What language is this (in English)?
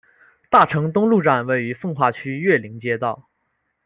Chinese